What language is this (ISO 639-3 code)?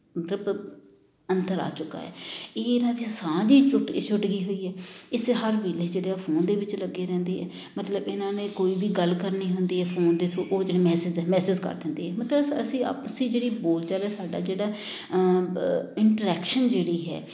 pan